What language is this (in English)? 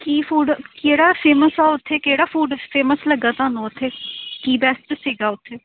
Punjabi